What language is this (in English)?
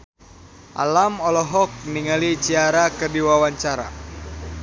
Sundanese